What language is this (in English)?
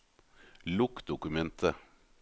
Norwegian